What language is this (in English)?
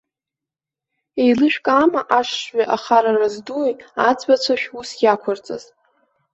Abkhazian